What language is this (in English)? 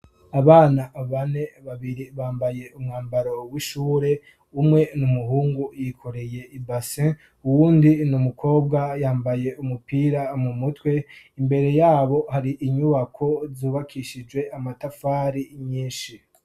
Rundi